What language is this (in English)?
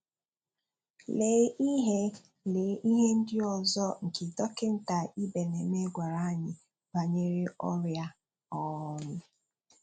Igbo